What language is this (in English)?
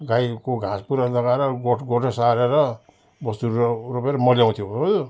Nepali